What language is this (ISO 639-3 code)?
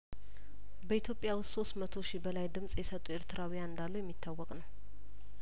amh